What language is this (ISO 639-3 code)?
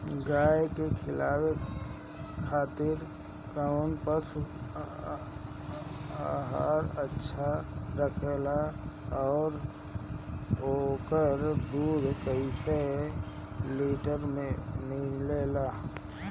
bho